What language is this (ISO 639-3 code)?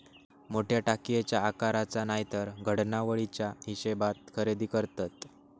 mar